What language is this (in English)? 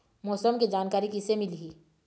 Chhattisgarhi